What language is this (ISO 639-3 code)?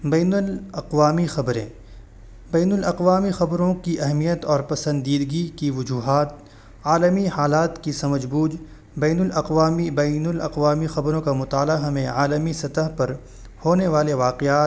urd